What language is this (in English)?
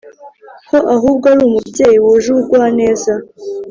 Kinyarwanda